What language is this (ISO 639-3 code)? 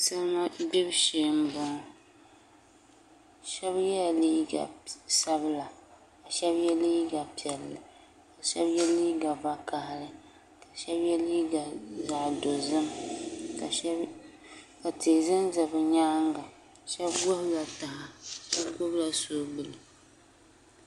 dag